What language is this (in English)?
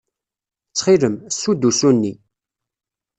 Kabyle